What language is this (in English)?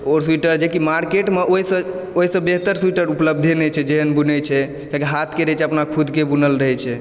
Maithili